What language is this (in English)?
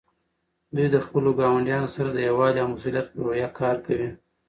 Pashto